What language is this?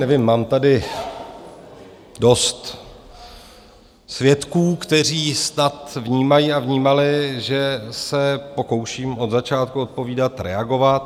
Czech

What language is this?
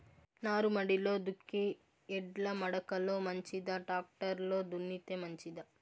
Telugu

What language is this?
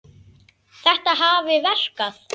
Icelandic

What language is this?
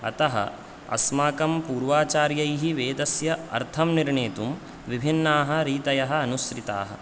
Sanskrit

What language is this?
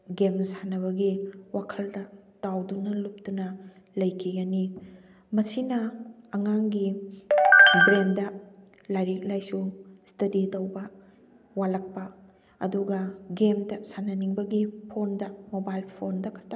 Manipuri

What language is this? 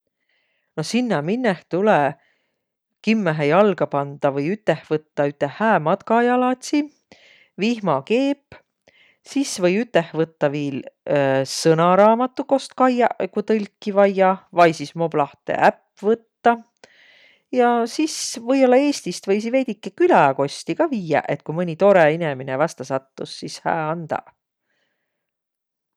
Võro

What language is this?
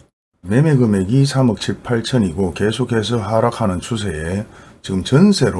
Korean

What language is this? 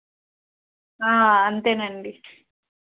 Telugu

